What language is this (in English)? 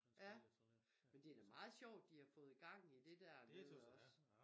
Danish